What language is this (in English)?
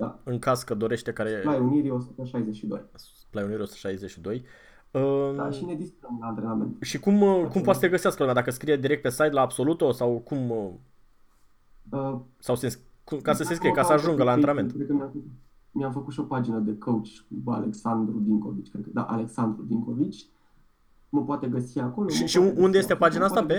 Romanian